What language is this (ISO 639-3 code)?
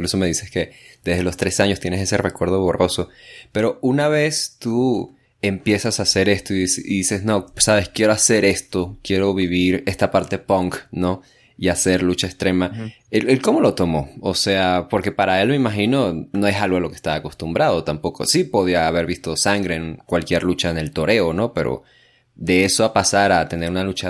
spa